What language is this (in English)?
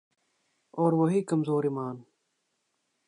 Urdu